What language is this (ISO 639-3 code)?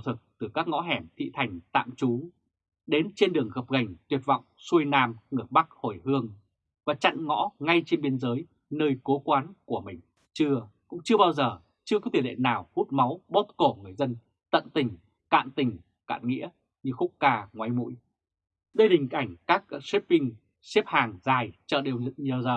vie